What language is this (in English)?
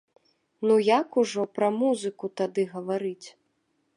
Belarusian